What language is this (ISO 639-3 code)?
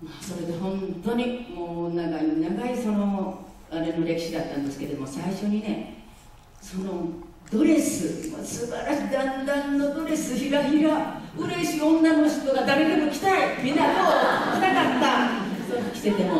jpn